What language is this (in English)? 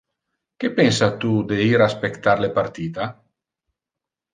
Interlingua